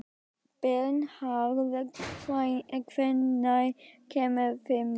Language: Icelandic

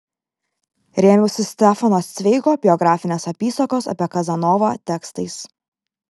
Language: Lithuanian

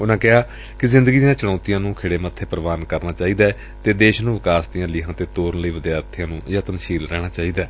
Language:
Punjabi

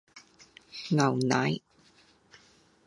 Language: Cantonese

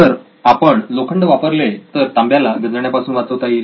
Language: Marathi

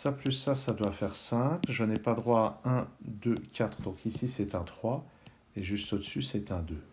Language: French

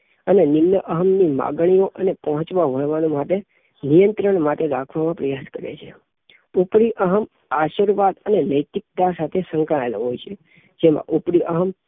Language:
Gujarati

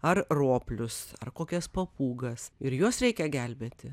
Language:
Lithuanian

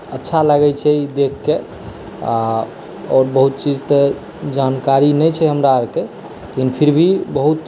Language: Maithili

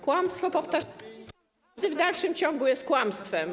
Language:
Polish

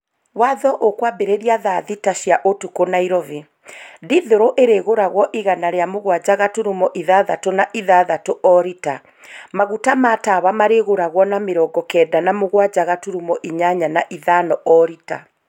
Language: Kikuyu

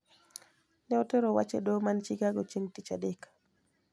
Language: Luo (Kenya and Tanzania)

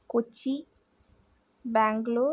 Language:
Malayalam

